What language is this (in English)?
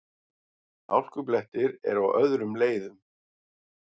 Icelandic